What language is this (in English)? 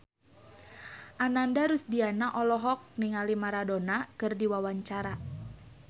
Sundanese